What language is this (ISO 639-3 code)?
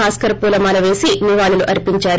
tel